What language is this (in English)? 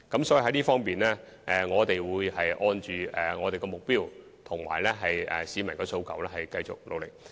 Cantonese